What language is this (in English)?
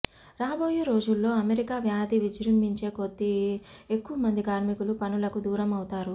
Telugu